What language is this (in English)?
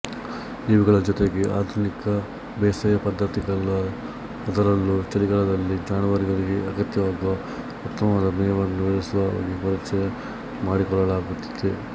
Kannada